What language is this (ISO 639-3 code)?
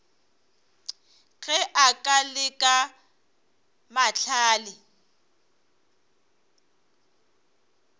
nso